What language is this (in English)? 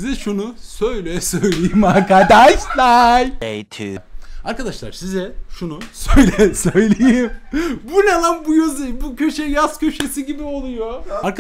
Turkish